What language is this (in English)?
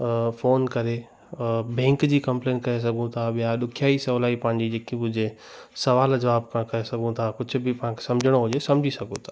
Sindhi